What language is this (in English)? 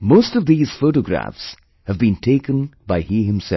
English